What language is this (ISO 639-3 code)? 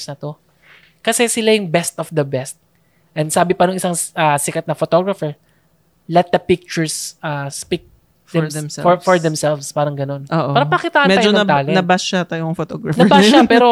fil